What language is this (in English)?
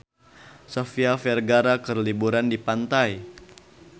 Sundanese